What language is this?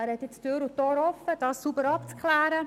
Swiss German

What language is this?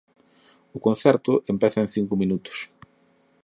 Galician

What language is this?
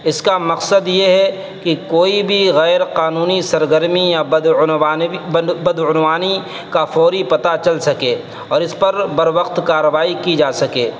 Urdu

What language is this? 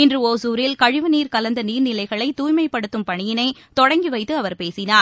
Tamil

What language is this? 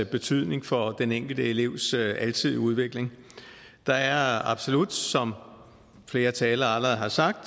Danish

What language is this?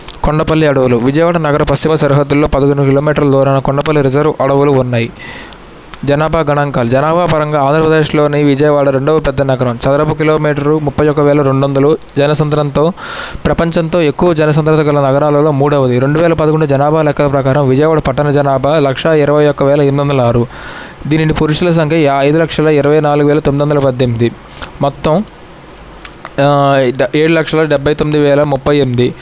Telugu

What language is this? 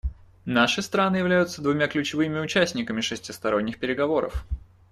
Russian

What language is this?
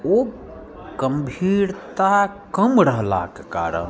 Maithili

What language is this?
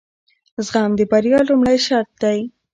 Pashto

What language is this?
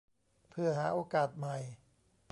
Thai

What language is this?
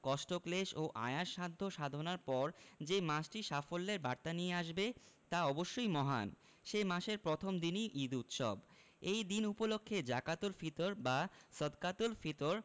Bangla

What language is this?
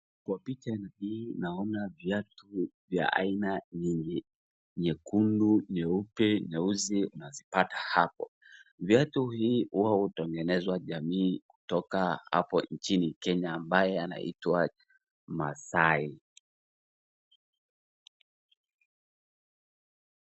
Swahili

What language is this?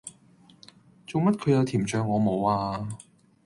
Cantonese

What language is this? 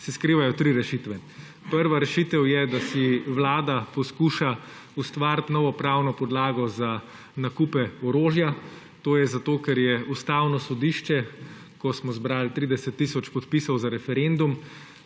Slovenian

